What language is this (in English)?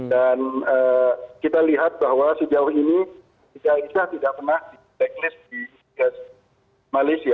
Indonesian